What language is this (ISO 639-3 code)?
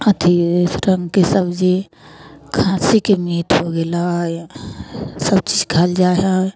mai